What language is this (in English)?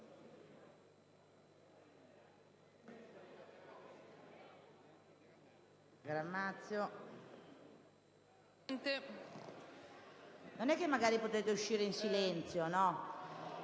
Italian